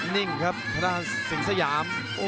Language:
Thai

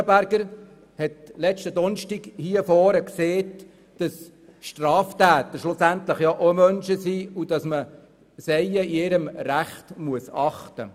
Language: Swiss German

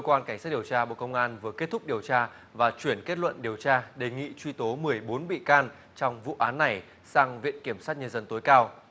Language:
Vietnamese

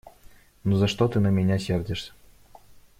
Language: Russian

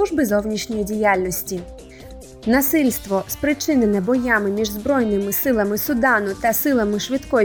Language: Ukrainian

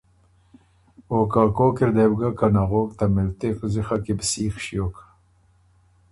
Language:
Ormuri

